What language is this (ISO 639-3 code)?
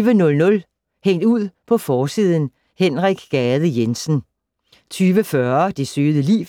dan